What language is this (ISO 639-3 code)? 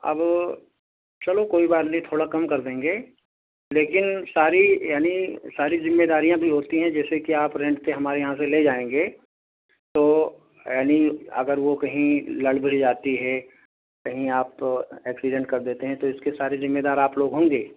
urd